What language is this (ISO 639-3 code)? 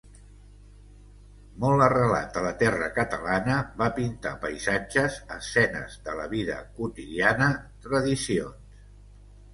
cat